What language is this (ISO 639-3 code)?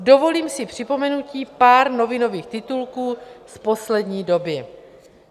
ces